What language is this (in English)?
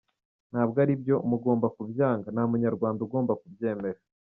Kinyarwanda